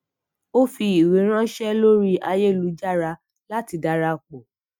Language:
Yoruba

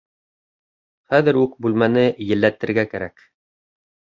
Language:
Bashkir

